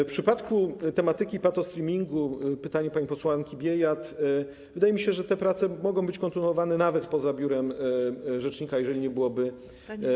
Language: Polish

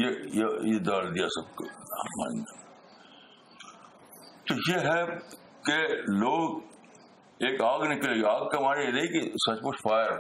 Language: Urdu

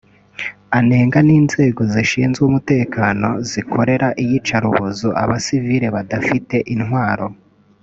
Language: Kinyarwanda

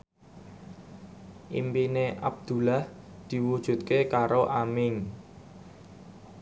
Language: Javanese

